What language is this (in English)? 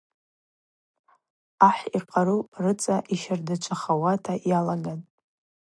Abaza